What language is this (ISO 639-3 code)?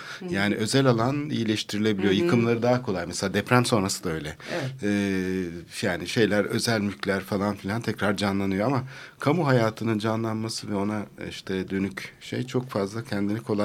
tur